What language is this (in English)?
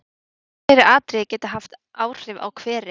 Icelandic